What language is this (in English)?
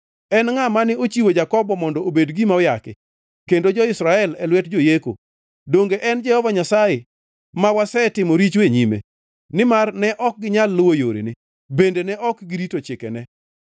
Luo (Kenya and Tanzania)